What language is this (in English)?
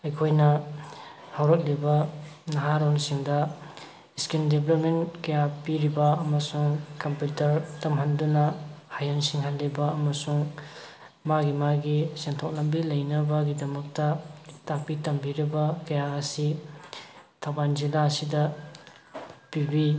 Manipuri